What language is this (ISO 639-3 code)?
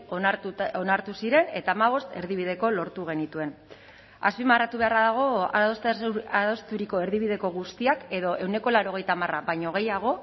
eus